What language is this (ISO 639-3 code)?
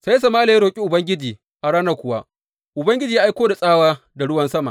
hau